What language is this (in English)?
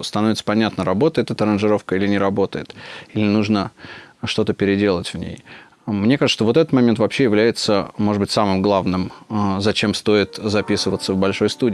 Russian